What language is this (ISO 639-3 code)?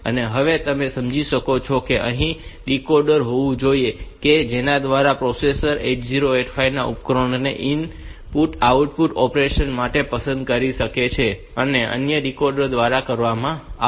guj